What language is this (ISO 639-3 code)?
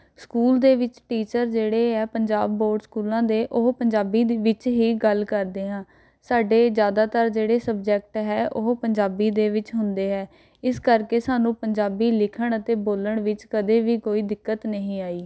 pan